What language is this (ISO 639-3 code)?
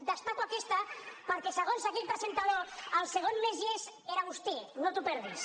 cat